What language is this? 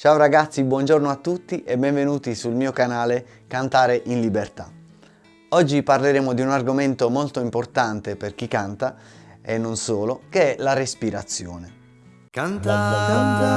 Italian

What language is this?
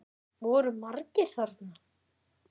Icelandic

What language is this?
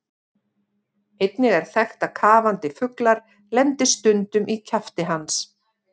Icelandic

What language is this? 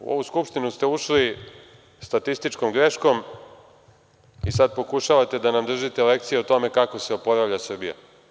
Serbian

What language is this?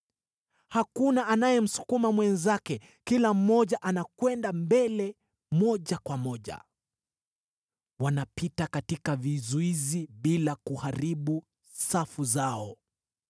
Swahili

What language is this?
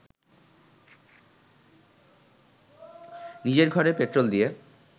Bangla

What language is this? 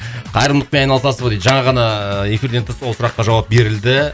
Kazakh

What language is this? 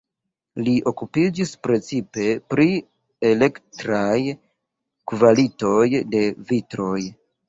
Esperanto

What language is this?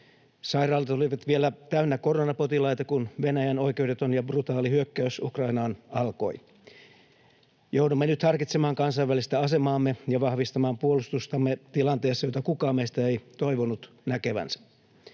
Finnish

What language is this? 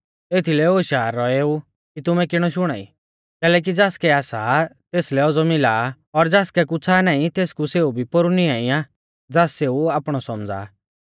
Mahasu Pahari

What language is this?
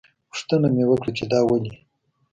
Pashto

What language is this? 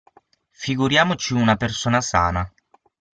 Italian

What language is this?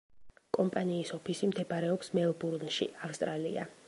Georgian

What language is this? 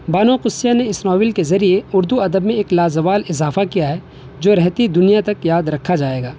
Urdu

